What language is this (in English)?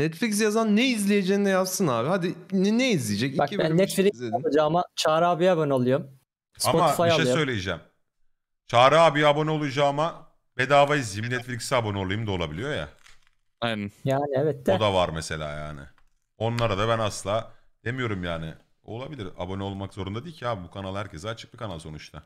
Turkish